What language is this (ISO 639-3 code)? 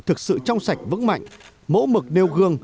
vie